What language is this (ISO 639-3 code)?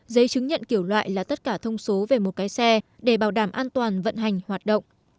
vie